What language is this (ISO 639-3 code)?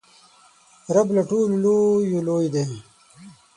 pus